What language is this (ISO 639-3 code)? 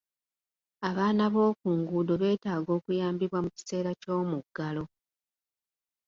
lug